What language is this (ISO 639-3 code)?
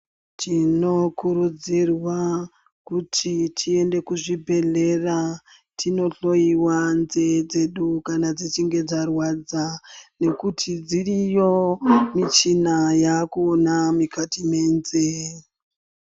ndc